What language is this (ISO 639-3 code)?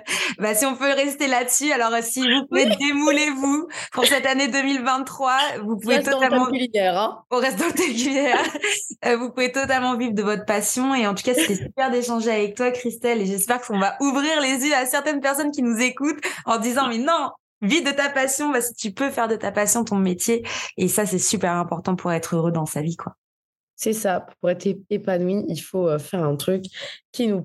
fra